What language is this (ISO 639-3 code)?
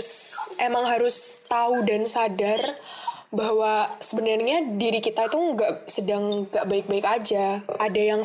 ind